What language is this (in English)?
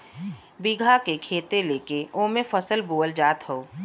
Bhojpuri